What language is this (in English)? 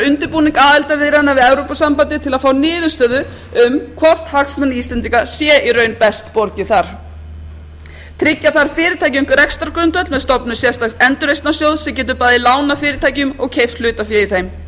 Icelandic